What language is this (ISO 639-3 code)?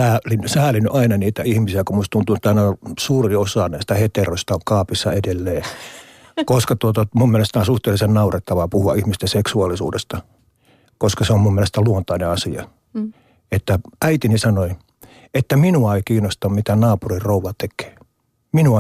fin